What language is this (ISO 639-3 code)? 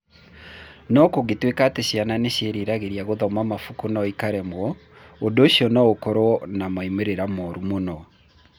kik